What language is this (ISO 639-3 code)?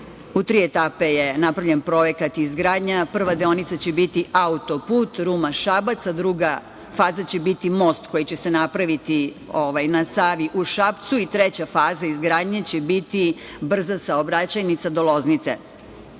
srp